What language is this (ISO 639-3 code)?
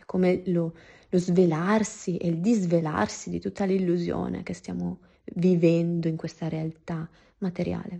ita